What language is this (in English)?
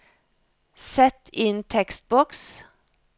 Norwegian